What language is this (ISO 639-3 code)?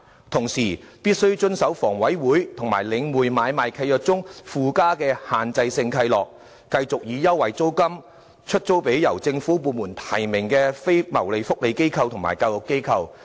yue